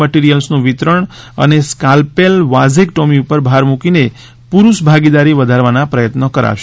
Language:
Gujarati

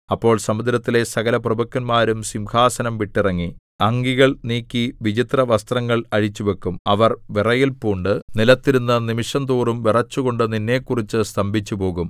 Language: Malayalam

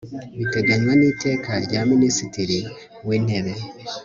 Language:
Kinyarwanda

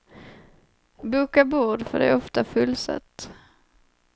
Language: Swedish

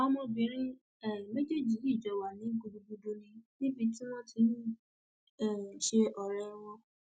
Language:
Yoruba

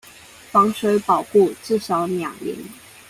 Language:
Chinese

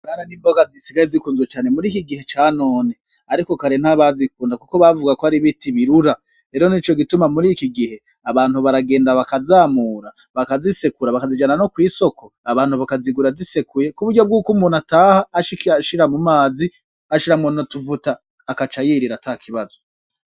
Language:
Rundi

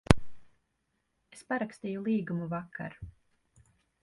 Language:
Latvian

